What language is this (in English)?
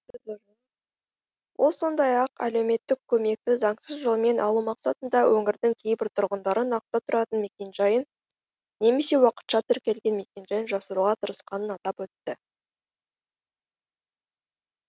Kazakh